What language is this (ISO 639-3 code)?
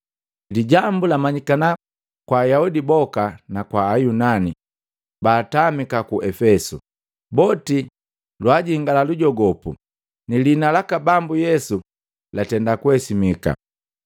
mgv